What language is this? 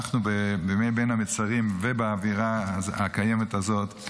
Hebrew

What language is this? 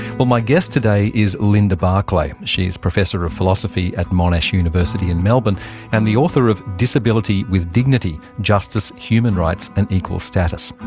English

